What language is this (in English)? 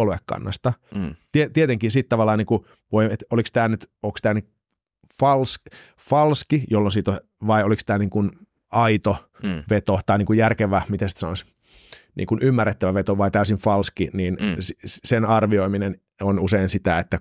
Finnish